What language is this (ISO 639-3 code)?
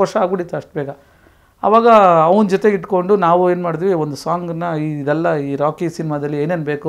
kor